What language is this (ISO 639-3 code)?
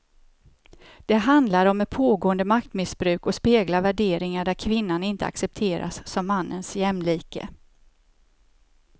swe